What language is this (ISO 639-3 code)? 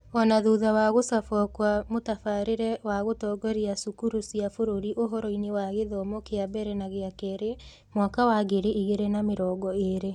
kik